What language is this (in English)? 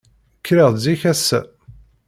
Kabyle